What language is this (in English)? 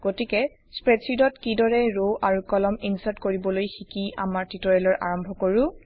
Assamese